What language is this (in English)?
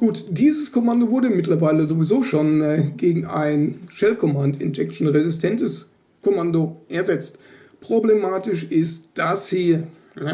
German